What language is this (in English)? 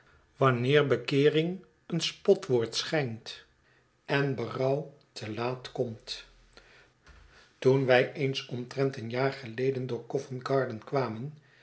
Dutch